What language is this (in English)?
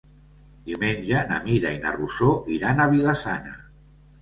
Catalan